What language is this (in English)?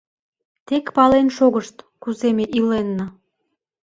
Mari